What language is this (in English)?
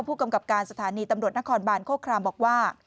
Thai